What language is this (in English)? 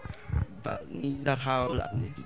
Welsh